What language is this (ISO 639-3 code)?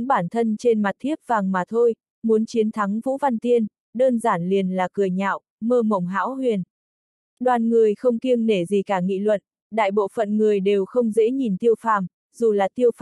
vie